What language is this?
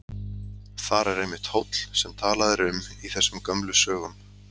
Icelandic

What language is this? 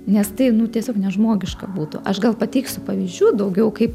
Lithuanian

